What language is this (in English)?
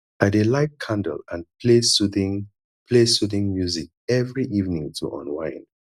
Nigerian Pidgin